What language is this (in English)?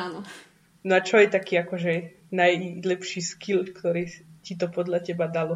Slovak